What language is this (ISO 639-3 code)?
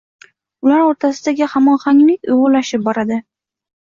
uzb